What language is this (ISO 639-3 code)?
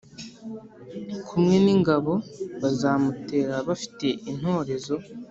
kin